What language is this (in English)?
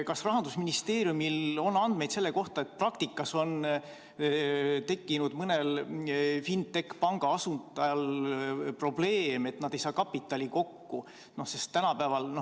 Estonian